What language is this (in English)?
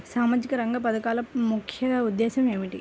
Telugu